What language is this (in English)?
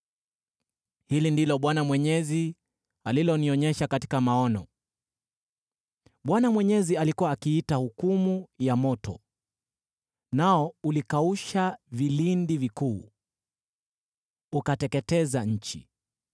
Swahili